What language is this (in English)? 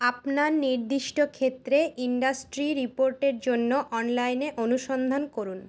Bangla